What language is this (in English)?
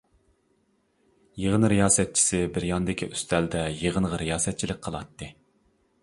Uyghur